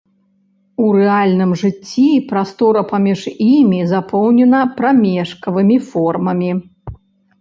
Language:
Belarusian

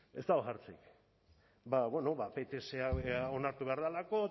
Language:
Basque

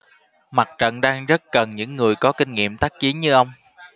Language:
Vietnamese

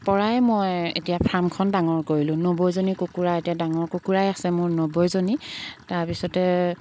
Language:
Assamese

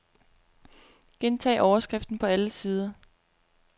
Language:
Danish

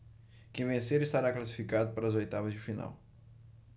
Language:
Portuguese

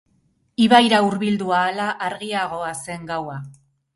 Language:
Basque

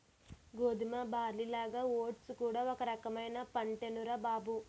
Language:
Telugu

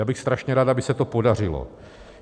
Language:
Czech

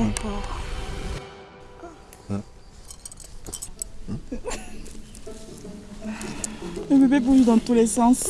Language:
French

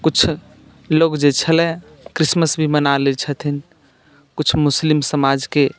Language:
Maithili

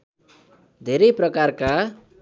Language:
Nepali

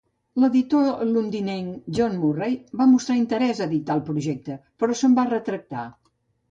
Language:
Catalan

